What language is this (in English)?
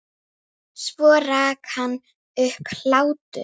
Icelandic